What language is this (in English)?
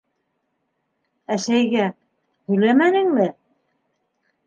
Bashkir